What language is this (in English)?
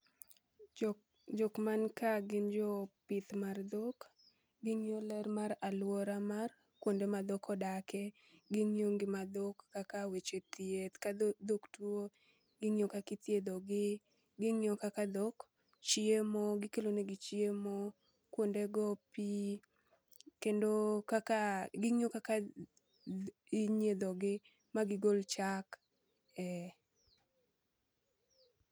Luo (Kenya and Tanzania)